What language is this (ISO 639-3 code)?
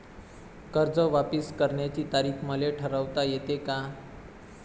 mar